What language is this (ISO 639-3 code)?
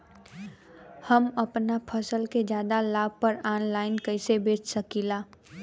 bho